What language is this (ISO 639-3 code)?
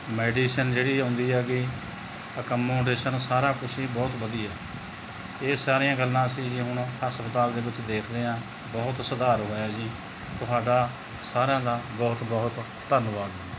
pan